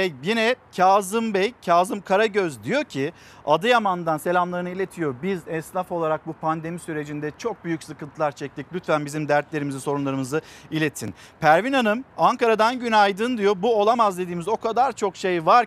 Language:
Turkish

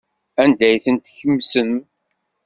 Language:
Kabyle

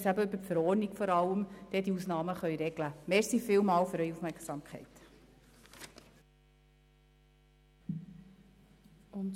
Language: Swiss German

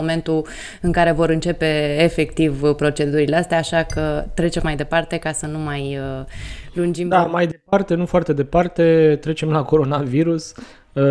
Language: Romanian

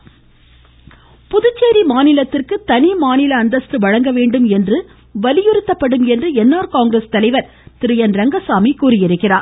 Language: Tamil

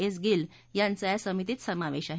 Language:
Marathi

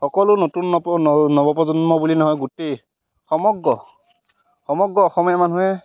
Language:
Assamese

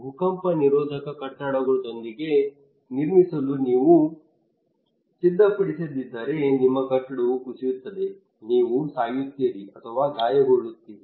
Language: Kannada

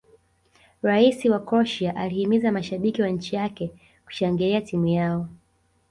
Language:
Swahili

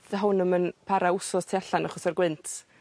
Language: Welsh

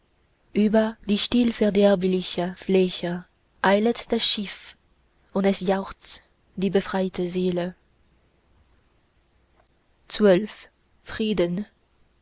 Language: German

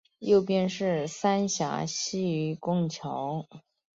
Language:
Chinese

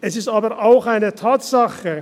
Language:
Swiss German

